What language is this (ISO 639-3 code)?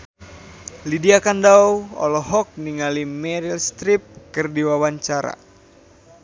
sun